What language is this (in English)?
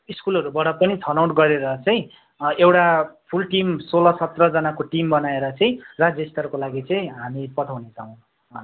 Nepali